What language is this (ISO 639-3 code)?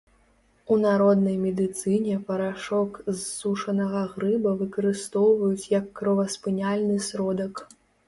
bel